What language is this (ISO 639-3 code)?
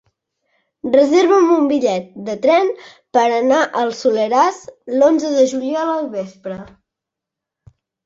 cat